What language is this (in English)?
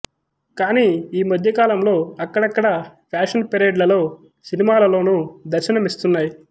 Telugu